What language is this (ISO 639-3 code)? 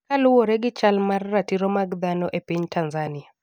luo